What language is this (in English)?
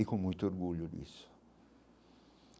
Portuguese